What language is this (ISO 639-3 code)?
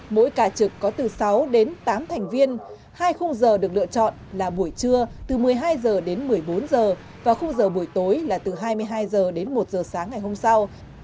vie